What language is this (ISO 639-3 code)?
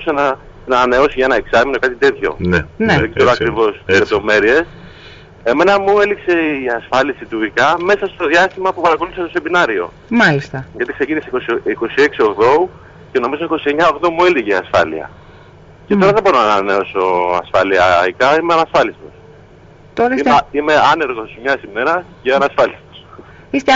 ell